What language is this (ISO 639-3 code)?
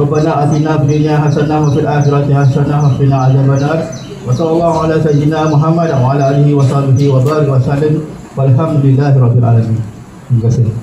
msa